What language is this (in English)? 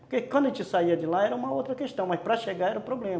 Portuguese